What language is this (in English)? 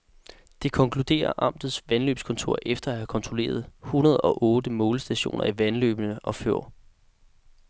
Danish